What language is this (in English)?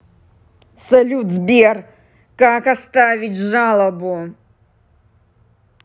Russian